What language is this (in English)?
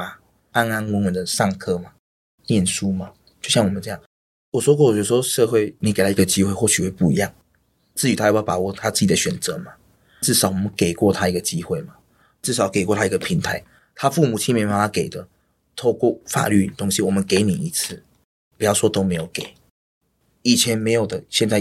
Chinese